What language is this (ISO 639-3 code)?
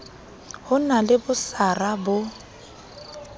sot